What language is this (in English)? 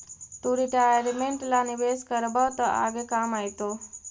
Magahi